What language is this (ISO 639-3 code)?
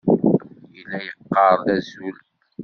kab